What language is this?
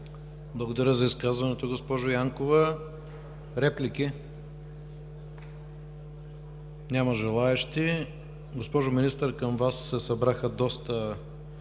Bulgarian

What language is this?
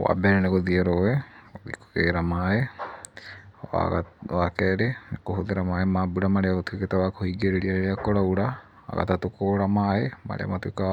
Kikuyu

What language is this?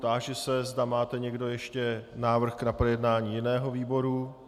Czech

